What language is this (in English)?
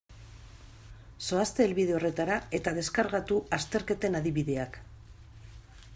Basque